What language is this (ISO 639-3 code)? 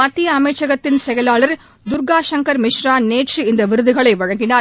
tam